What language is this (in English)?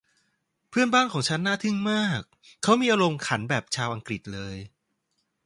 Thai